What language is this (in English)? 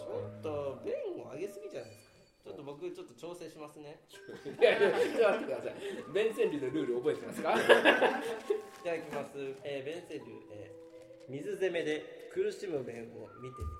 Japanese